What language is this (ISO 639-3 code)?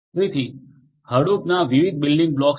guj